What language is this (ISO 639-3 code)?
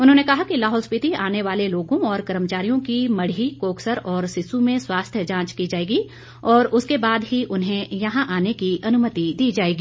hin